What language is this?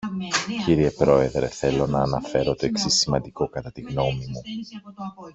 Greek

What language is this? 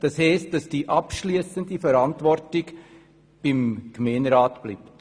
Swiss German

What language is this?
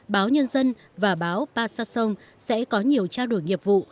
Vietnamese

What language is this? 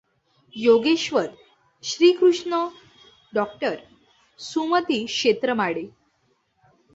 Marathi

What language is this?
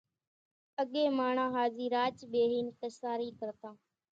Kachi Koli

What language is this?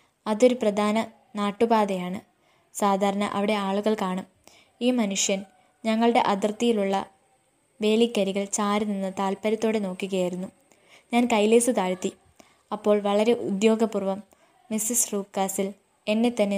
Malayalam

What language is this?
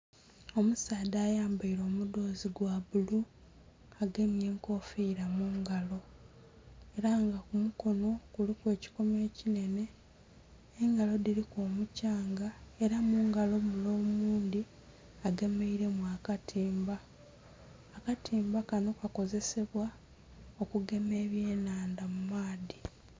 Soga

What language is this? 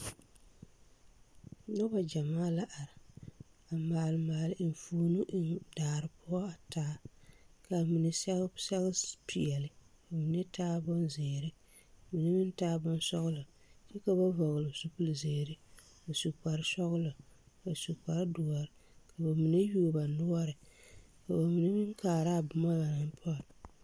Southern Dagaare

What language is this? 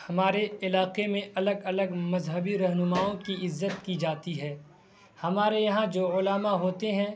Urdu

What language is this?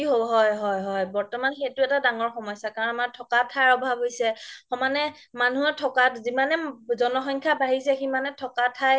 Assamese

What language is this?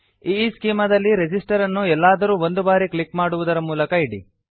Kannada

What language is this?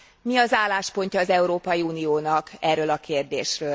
Hungarian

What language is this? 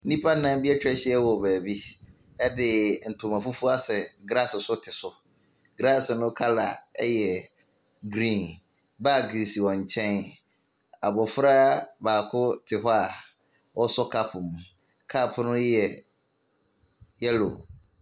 Akan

